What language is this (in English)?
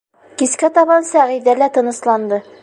Bashkir